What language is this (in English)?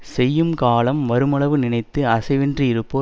Tamil